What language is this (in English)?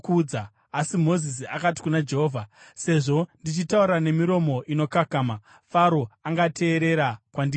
Shona